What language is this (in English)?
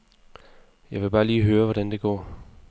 Danish